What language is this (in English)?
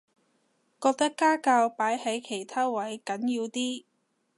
Cantonese